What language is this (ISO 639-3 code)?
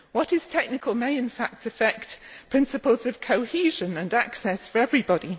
eng